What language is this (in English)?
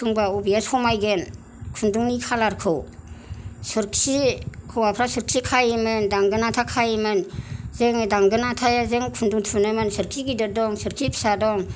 Bodo